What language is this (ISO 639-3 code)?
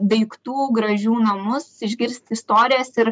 lit